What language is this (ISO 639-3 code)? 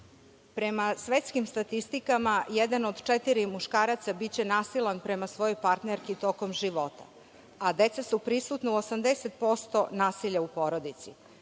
srp